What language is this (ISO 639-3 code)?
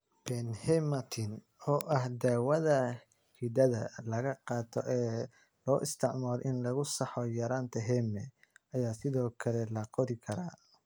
som